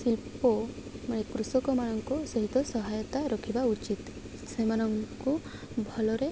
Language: Odia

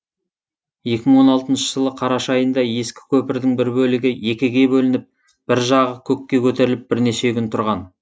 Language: Kazakh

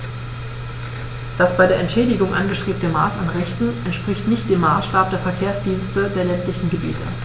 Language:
German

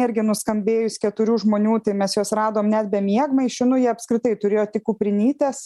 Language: Lithuanian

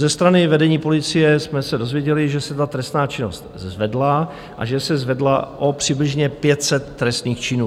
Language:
Czech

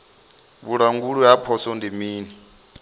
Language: Venda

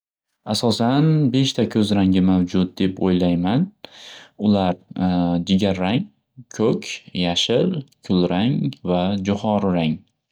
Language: Uzbek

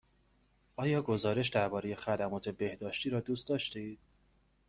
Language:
Persian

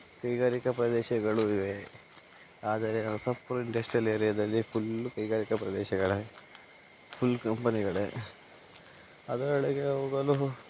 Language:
Kannada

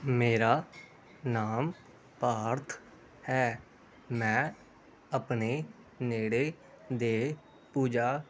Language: Punjabi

